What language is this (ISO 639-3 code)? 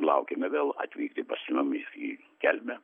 lit